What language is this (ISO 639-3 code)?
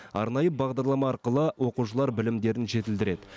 kaz